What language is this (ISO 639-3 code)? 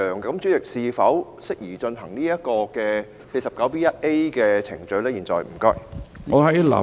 yue